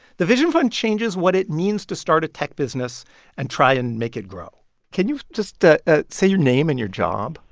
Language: English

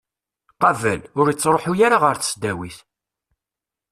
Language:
Kabyle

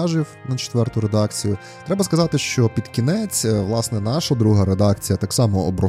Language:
Ukrainian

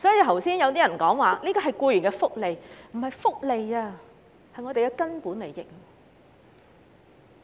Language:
Cantonese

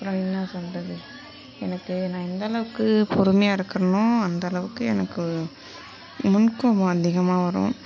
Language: Tamil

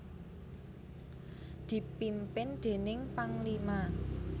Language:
Javanese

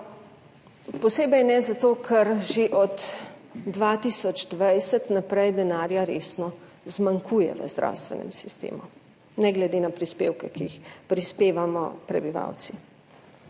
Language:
Slovenian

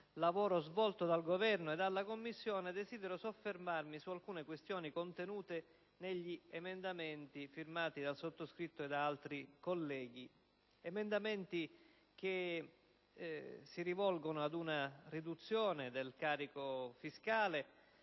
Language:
Italian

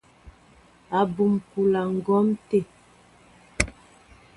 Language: Mbo (Cameroon)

